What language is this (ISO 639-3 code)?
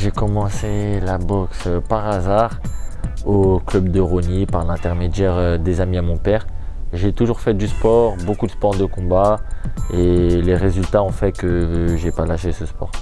fra